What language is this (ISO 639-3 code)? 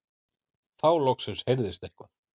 isl